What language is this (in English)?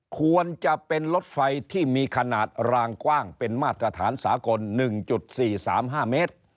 Thai